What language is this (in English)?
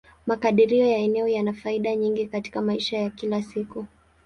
Swahili